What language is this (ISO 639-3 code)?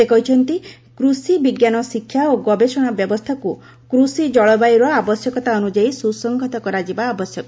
ori